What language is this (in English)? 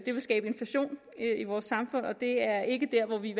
Danish